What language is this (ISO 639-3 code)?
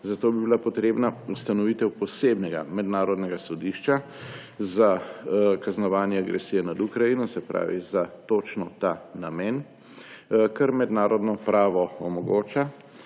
slv